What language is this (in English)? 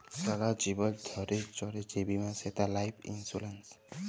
Bangla